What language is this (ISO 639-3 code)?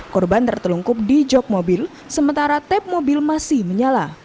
ind